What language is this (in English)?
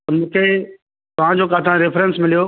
Sindhi